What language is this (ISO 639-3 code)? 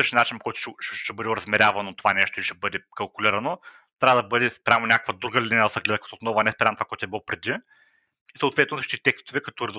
bul